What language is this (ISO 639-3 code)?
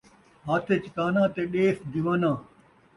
skr